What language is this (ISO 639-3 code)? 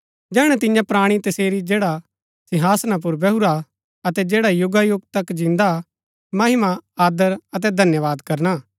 gbk